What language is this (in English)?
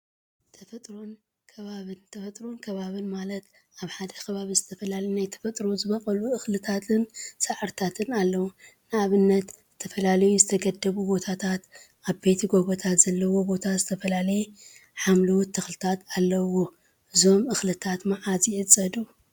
Tigrinya